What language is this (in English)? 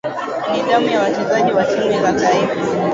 Swahili